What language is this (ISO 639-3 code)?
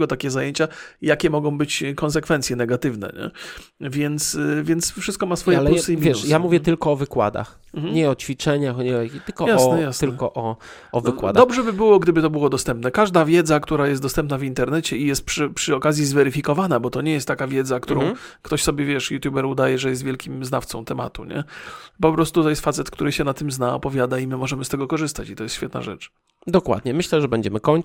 pol